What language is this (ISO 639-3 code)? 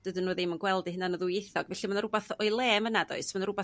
cym